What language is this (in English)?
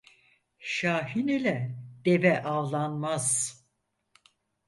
Turkish